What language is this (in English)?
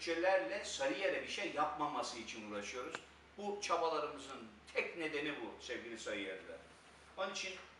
Turkish